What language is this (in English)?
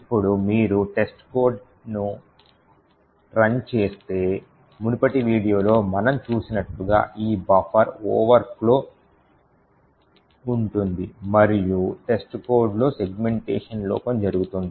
Telugu